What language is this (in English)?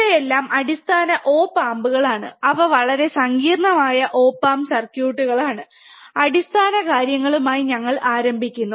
Malayalam